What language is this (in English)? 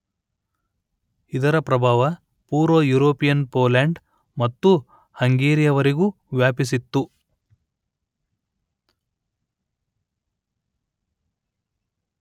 Kannada